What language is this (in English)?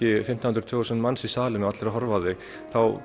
Icelandic